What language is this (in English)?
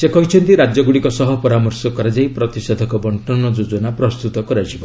Odia